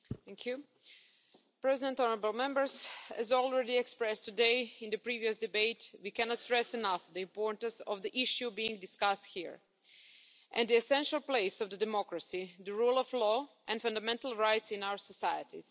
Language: English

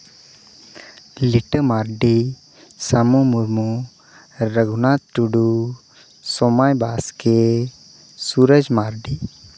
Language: Santali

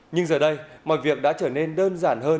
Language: Vietnamese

